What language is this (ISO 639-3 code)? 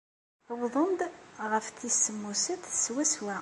kab